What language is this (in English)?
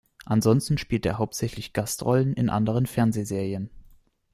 German